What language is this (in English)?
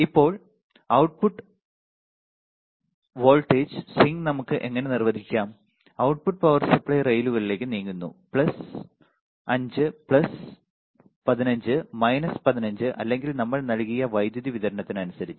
Malayalam